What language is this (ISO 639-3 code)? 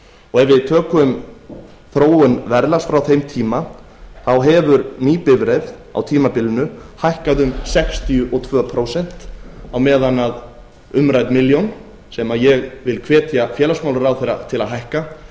isl